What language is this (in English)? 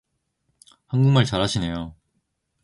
Korean